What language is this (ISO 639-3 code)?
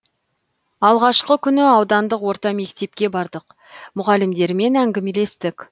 kaz